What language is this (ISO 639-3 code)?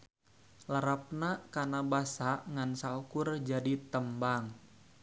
sun